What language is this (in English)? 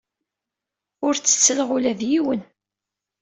Kabyle